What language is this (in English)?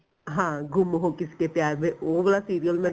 Punjabi